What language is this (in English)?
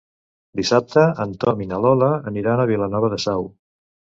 Catalan